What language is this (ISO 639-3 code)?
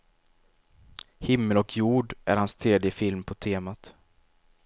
swe